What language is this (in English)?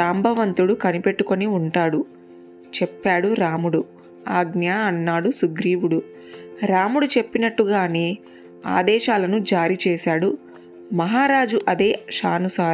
Telugu